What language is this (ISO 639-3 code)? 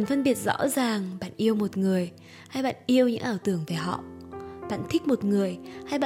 vie